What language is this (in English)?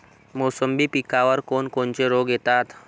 Marathi